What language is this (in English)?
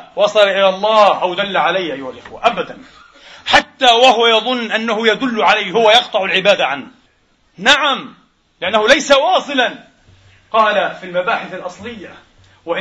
Arabic